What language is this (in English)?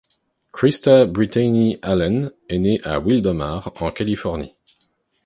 French